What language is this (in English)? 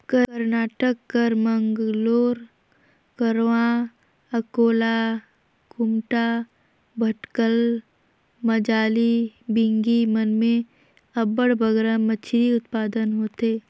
Chhattisgarhi